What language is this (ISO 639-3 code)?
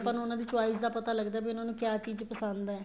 pan